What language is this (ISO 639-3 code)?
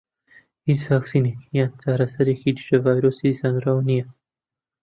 ckb